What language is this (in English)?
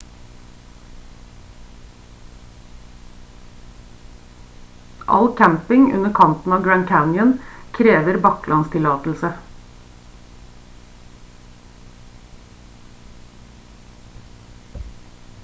Norwegian Bokmål